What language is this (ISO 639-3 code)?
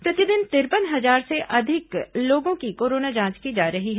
hin